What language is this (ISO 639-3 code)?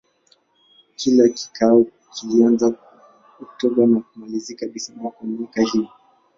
swa